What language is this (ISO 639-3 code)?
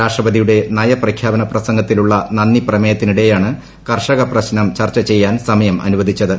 mal